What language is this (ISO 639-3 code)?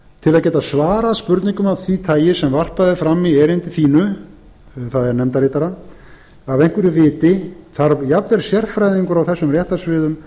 isl